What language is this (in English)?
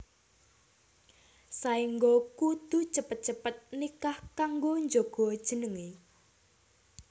Javanese